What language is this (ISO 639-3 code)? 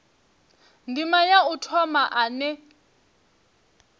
ven